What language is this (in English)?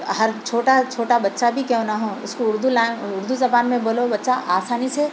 Urdu